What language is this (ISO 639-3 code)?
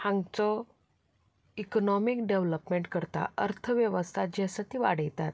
kok